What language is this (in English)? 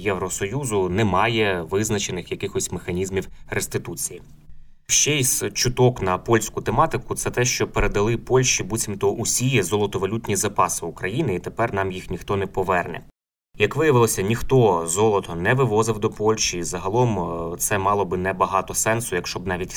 Ukrainian